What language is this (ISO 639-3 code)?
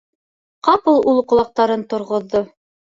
bak